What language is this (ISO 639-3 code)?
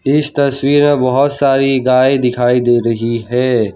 hin